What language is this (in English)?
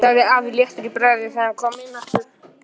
Icelandic